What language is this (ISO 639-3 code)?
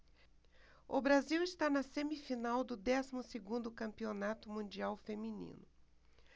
por